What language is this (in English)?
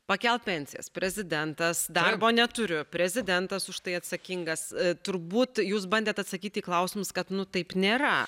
Lithuanian